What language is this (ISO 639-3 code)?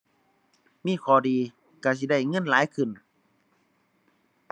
tha